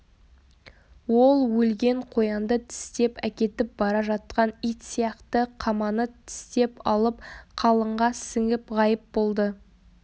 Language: Kazakh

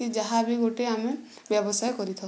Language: Odia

